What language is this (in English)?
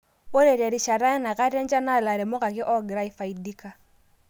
Masai